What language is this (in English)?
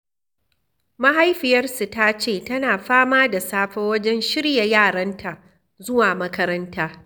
Hausa